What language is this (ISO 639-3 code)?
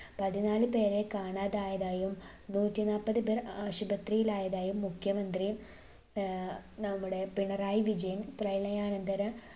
mal